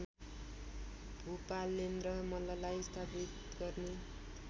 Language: Nepali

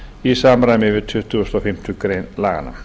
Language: Icelandic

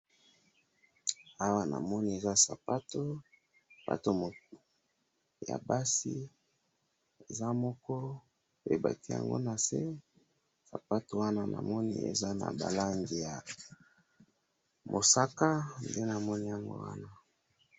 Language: Lingala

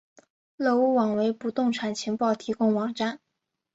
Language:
Chinese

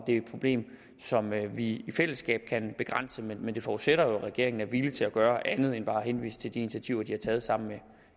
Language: Danish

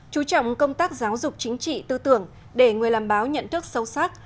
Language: Vietnamese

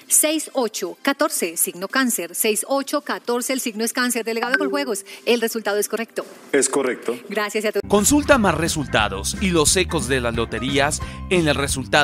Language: Spanish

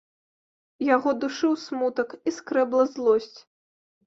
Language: Belarusian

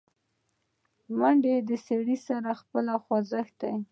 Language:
Pashto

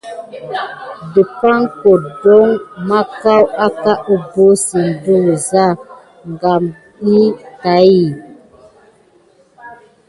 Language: Gidar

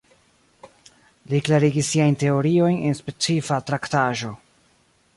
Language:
Esperanto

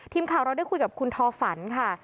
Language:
Thai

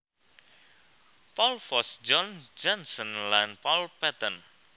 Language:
Javanese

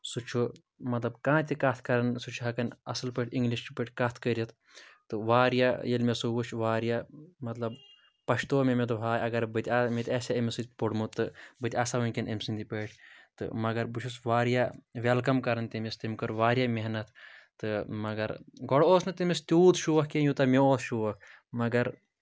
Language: Kashmiri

